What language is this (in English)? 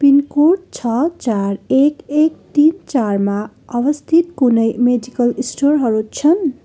Nepali